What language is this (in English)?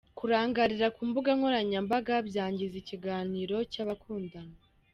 Kinyarwanda